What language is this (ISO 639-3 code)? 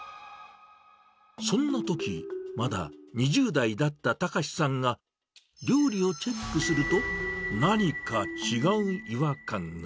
jpn